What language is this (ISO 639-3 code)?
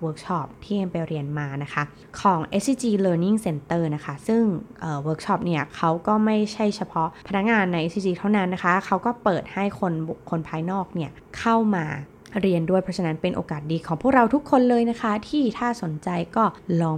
tha